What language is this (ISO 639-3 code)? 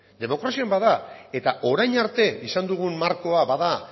eus